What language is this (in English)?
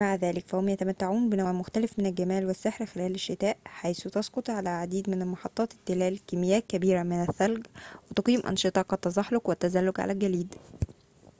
Arabic